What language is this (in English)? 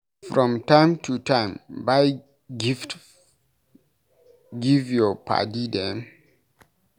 Nigerian Pidgin